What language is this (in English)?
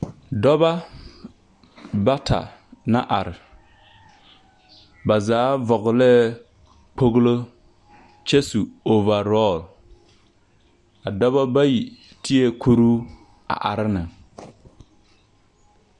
Southern Dagaare